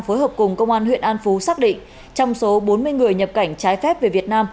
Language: Vietnamese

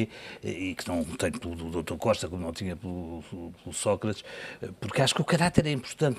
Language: Portuguese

